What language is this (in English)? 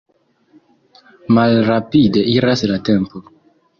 Esperanto